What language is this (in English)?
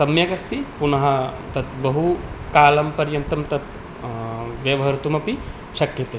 Sanskrit